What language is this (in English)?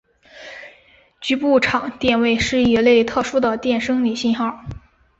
Chinese